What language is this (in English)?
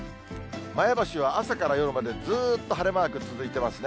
Japanese